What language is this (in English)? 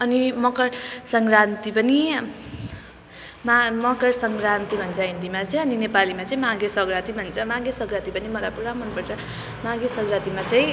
Nepali